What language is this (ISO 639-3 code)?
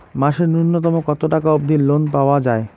ben